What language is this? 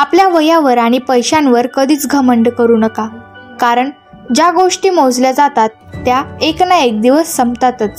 Marathi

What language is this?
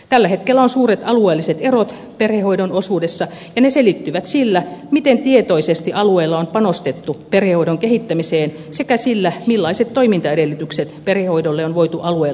Finnish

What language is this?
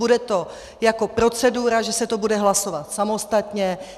Czech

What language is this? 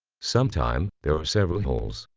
English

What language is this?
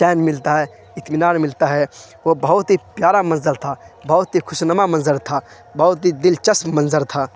Urdu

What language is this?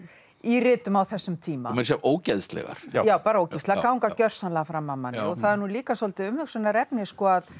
Icelandic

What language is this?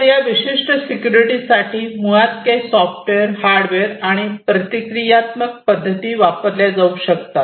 Marathi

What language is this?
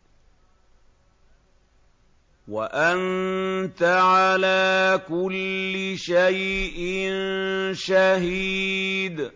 Arabic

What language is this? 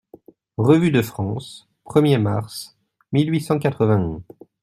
French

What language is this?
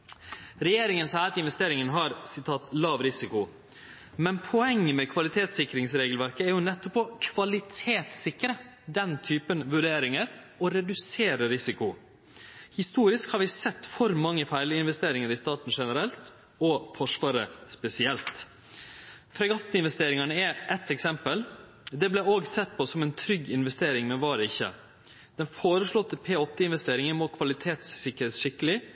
Norwegian Nynorsk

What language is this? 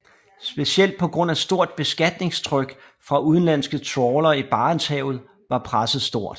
Danish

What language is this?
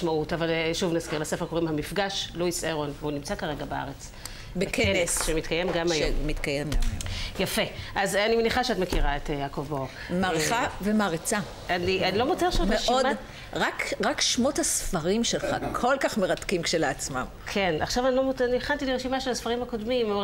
Hebrew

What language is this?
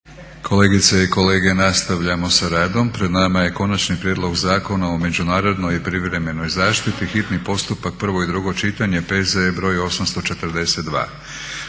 Croatian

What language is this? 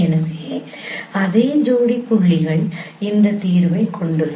Tamil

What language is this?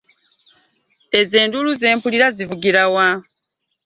Ganda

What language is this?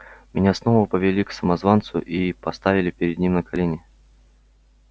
Russian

